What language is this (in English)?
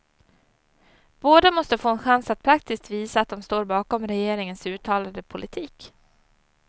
Swedish